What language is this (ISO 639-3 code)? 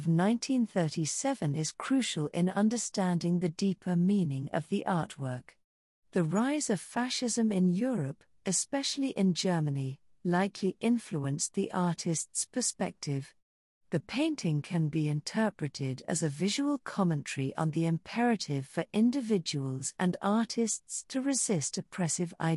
eng